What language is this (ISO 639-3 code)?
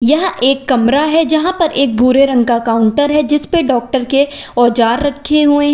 hin